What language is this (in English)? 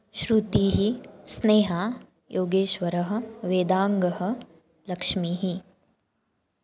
Sanskrit